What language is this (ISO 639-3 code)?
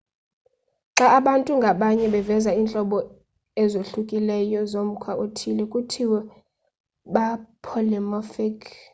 xho